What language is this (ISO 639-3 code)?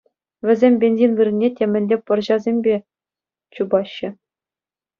chv